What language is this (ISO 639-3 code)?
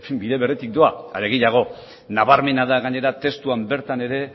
eus